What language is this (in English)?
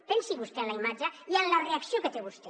Catalan